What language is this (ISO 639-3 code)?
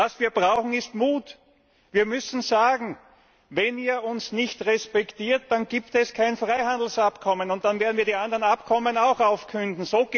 deu